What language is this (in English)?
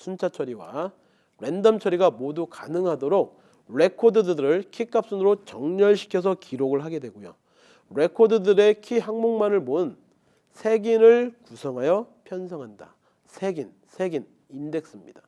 Korean